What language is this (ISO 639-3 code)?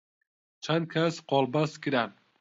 ckb